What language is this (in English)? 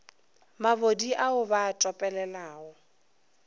Northern Sotho